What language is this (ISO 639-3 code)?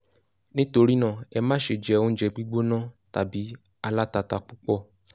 yor